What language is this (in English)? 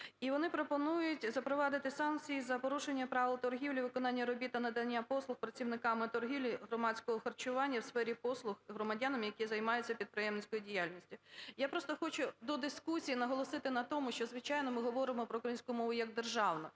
Ukrainian